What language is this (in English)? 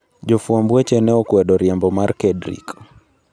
Luo (Kenya and Tanzania)